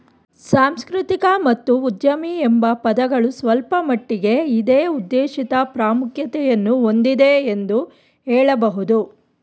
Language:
Kannada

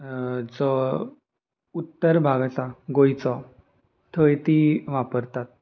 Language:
Konkani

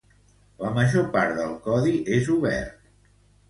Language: Catalan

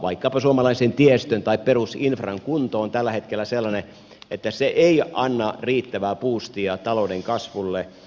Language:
Finnish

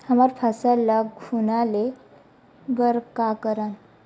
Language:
Chhattisgarhi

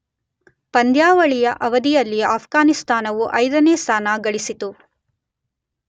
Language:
Kannada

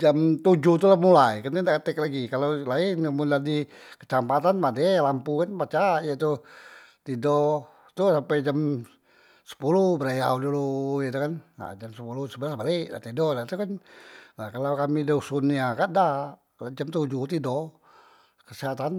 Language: Musi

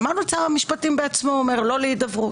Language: Hebrew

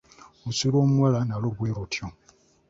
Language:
Ganda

